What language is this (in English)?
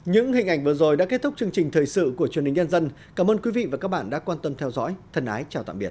Vietnamese